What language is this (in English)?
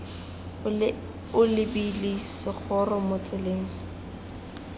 Tswana